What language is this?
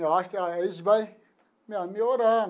Portuguese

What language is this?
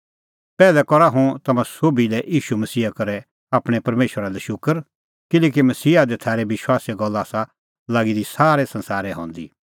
Kullu Pahari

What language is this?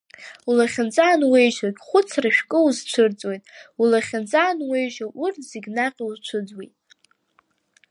Abkhazian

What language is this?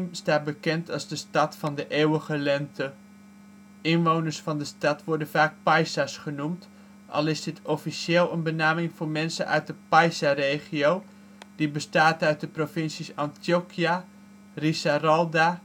Dutch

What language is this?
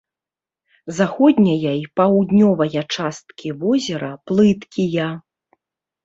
Belarusian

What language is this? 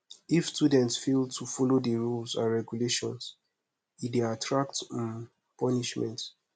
Nigerian Pidgin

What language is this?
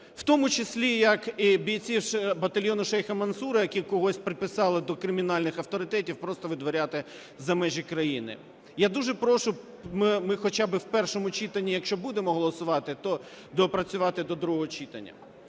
Ukrainian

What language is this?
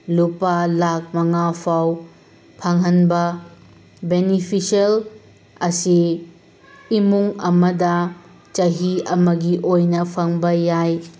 Manipuri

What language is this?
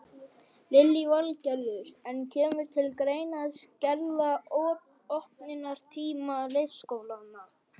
Icelandic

